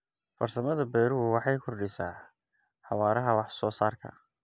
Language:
Somali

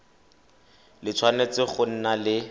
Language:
Tswana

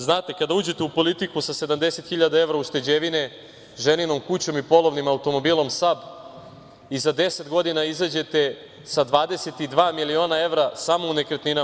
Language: Serbian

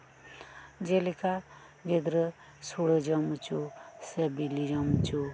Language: Santali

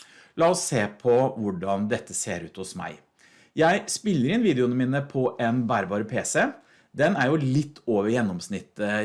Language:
Norwegian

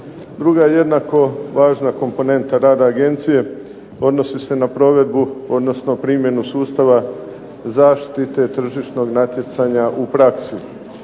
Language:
Croatian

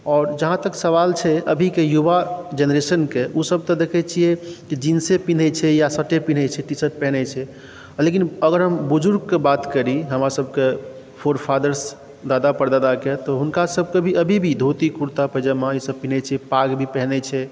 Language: Maithili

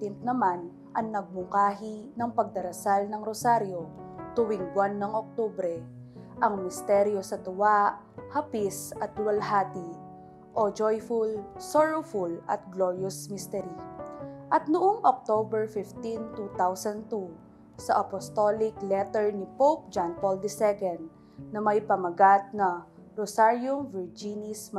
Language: Filipino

